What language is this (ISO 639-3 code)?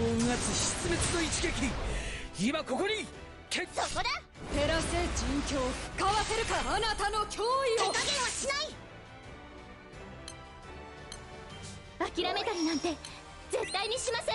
jpn